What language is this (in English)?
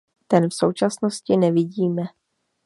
Czech